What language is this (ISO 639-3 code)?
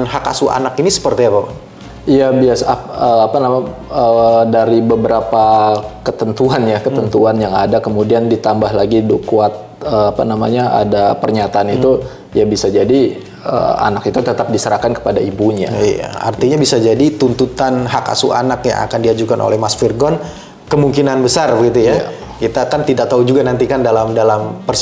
ind